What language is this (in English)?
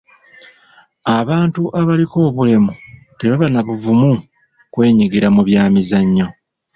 Ganda